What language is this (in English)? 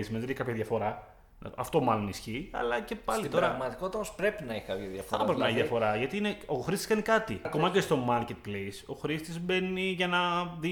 Greek